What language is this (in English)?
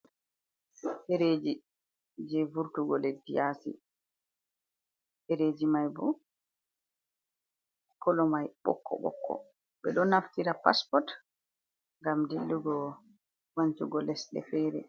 Fula